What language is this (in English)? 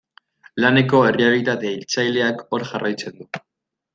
Basque